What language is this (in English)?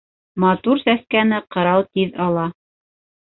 Bashkir